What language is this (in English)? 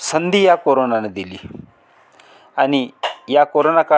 Marathi